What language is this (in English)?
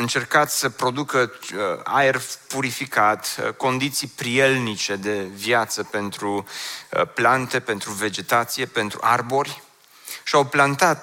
Romanian